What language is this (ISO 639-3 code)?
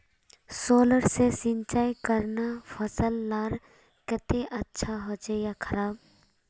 mag